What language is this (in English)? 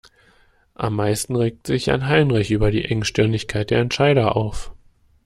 German